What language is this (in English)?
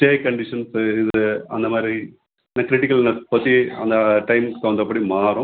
Tamil